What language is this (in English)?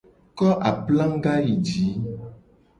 Gen